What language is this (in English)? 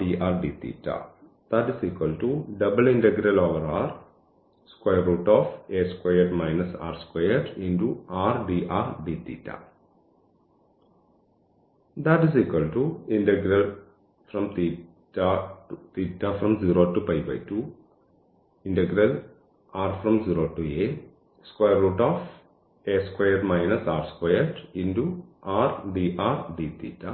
Malayalam